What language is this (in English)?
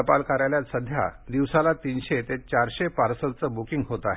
Marathi